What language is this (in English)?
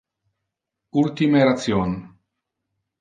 Interlingua